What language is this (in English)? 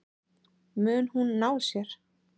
Icelandic